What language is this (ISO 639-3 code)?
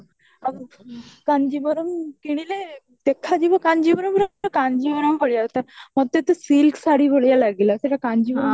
ori